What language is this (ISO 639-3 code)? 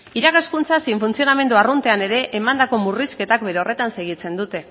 eus